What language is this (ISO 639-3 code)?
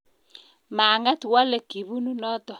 kln